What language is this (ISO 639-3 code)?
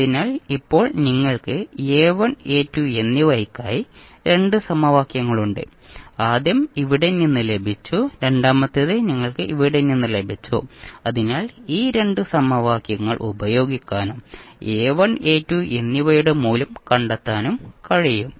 mal